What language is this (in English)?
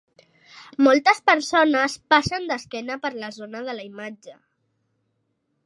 Catalan